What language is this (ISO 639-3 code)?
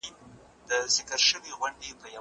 pus